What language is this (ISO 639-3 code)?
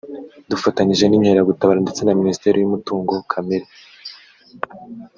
kin